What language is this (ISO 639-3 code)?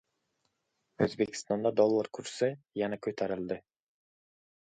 uzb